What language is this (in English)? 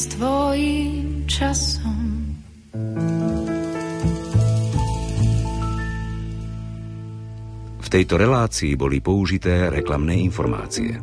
Slovak